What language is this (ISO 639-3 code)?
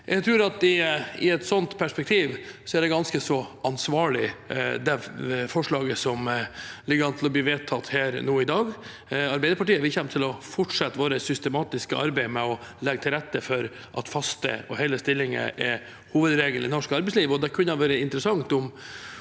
nor